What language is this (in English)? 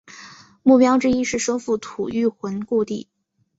Chinese